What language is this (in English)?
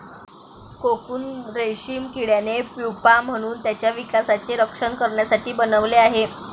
Marathi